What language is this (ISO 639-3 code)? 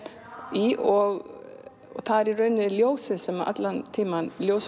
isl